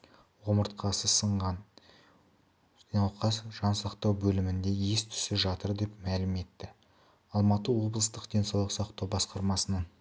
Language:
Kazakh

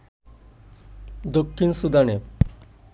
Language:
Bangla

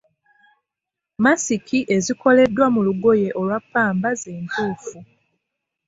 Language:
Ganda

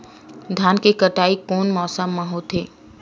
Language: Chhattisgarhi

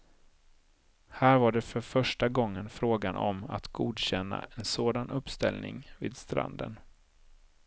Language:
Swedish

